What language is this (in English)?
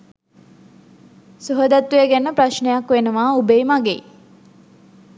Sinhala